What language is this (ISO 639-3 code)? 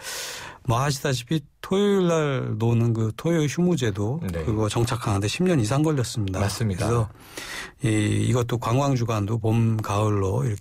kor